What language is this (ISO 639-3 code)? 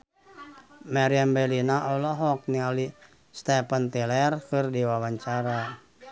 sun